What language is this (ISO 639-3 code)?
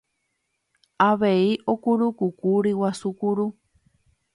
grn